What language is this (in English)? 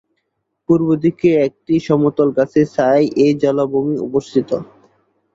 Bangla